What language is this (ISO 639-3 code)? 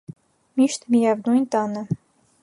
hye